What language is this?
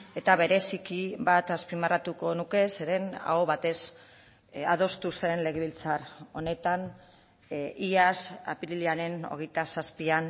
Basque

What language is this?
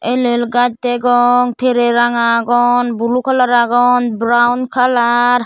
Chakma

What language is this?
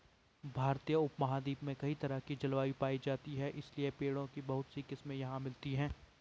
Hindi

